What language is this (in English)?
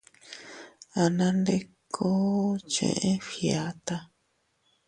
Teutila Cuicatec